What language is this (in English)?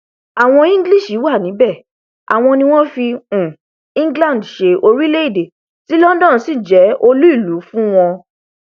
Yoruba